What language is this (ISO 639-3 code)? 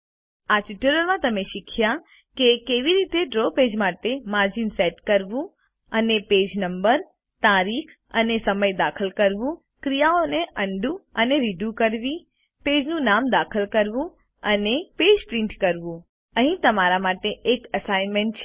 guj